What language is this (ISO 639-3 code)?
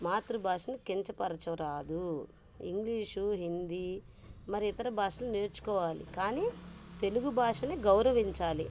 tel